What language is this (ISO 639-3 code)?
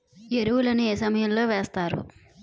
tel